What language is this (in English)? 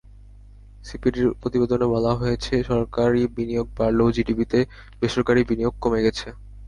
Bangla